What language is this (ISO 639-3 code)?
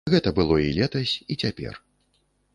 bel